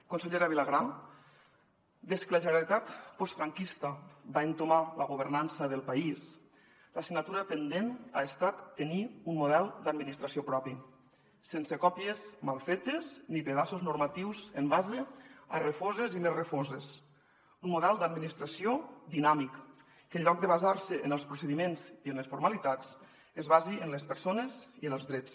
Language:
Catalan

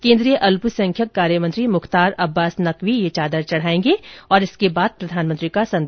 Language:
Hindi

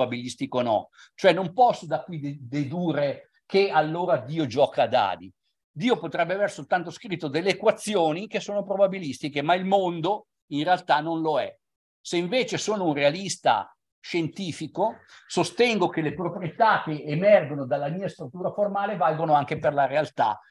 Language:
Italian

